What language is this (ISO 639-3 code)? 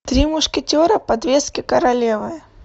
rus